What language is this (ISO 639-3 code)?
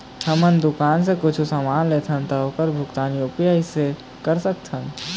hne